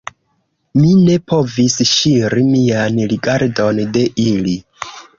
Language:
Esperanto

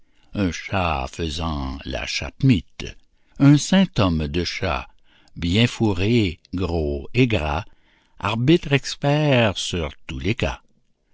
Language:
French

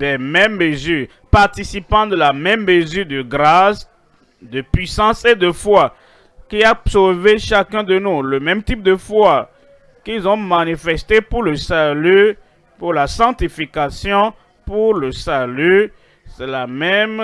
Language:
French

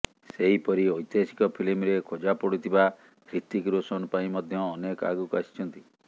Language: Odia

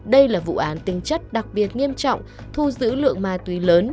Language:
Vietnamese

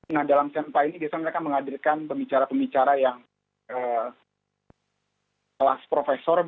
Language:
Indonesian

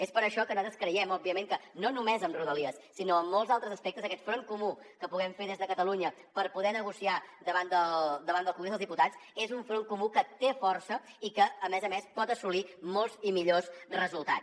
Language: Catalan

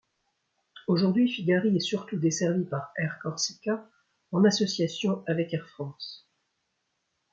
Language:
French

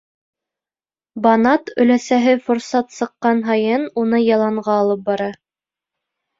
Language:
Bashkir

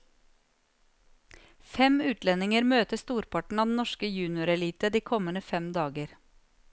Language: Norwegian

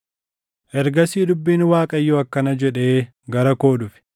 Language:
Oromo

